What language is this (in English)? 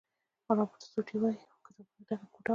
Pashto